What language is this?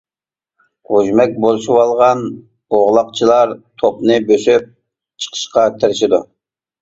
Uyghur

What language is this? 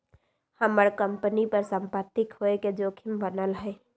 Magahi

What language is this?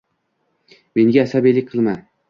Uzbek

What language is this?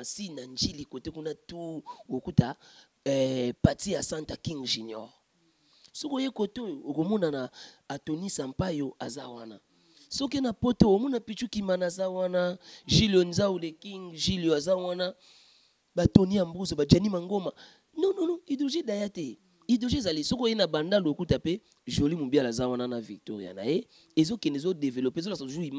French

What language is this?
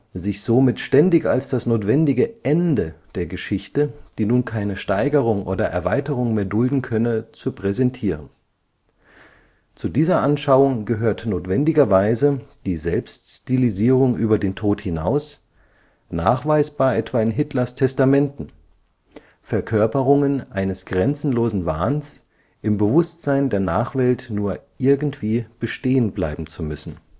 German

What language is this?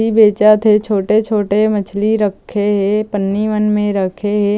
Chhattisgarhi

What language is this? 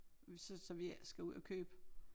Danish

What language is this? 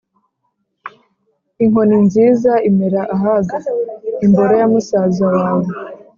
Kinyarwanda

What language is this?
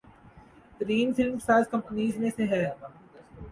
Urdu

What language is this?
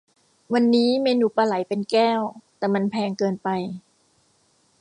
Thai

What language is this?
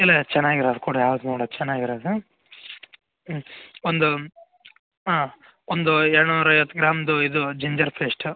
Kannada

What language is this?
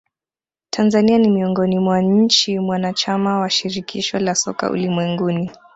Swahili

